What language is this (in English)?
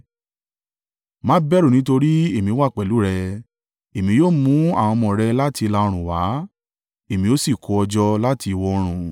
Yoruba